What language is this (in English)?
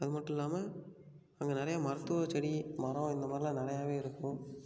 Tamil